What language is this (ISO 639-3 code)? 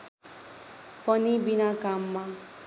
nep